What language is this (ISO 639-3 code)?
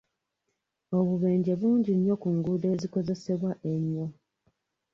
lug